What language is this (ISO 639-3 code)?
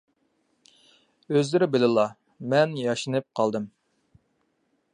uig